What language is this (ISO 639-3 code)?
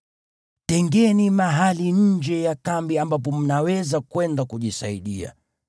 swa